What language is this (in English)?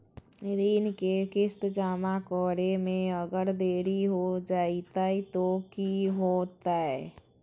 Magahi